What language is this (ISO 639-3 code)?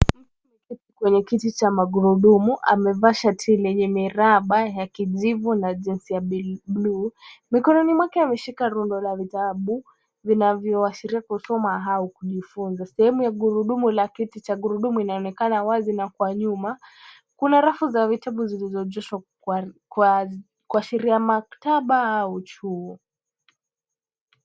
swa